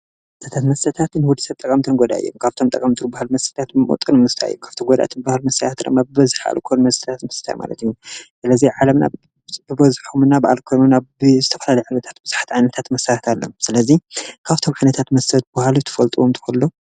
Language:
Tigrinya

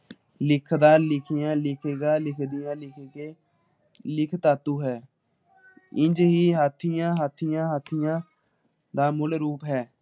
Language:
Punjabi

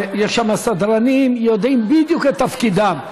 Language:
Hebrew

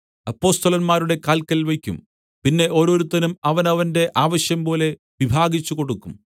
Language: Malayalam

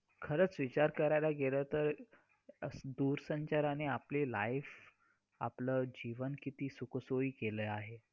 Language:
Marathi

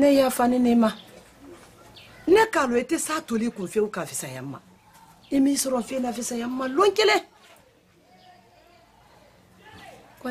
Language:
Arabic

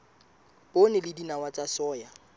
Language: Southern Sotho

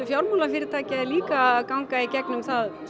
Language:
Icelandic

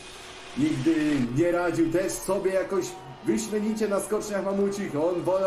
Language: Polish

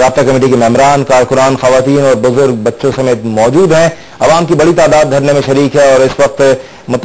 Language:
Arabic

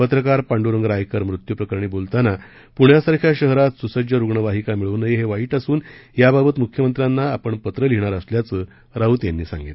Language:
Marathi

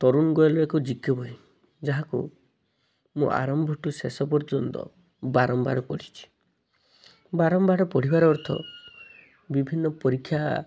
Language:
Odia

